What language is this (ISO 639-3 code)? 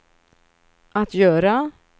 swe